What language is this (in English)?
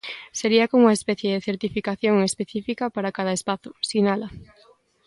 Galician